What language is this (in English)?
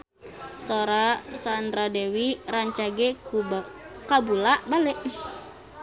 Sundanese